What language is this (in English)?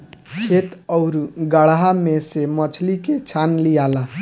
Bhojpuri